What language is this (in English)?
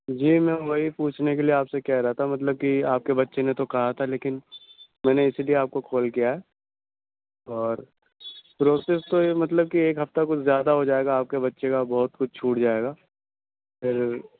Urdu